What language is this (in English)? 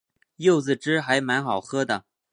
Chinese